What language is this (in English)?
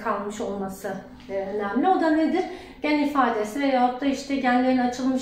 Turkish